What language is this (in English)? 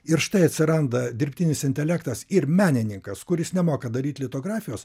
Lithuanian